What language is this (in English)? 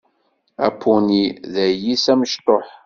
Kabyle